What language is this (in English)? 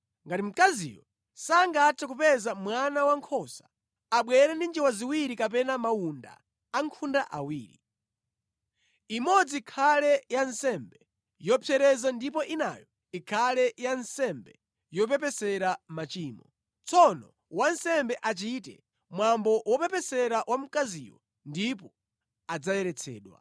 Nyanja